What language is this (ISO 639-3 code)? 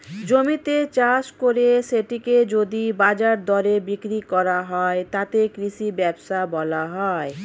ben